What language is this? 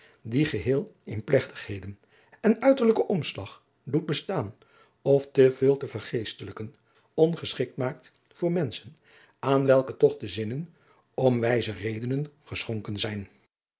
Dutch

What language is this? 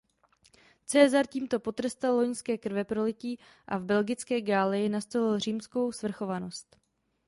Czech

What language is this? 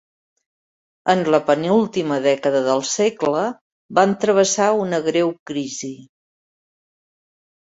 Catalan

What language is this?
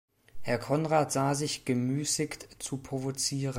German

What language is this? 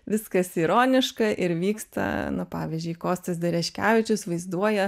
Lithuanian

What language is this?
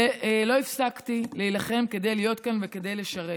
Hebrew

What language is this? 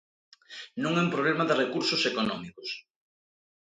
Galician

